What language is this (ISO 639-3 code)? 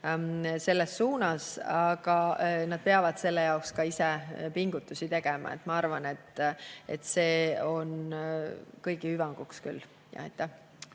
est